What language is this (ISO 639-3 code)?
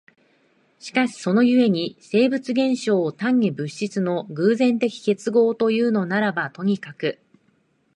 jpn